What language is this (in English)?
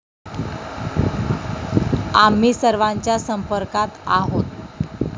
Marathi